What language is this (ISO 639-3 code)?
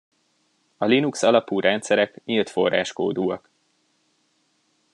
hun